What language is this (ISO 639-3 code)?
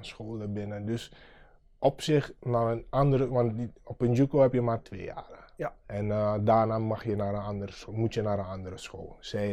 nld